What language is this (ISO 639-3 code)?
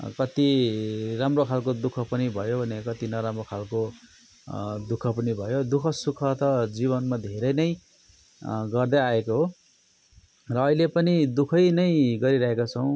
nep